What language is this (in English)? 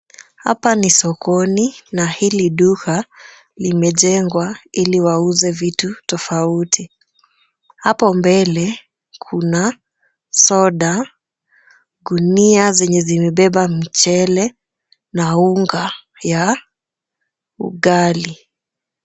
Swahili